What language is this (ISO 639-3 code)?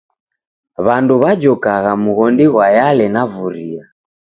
dav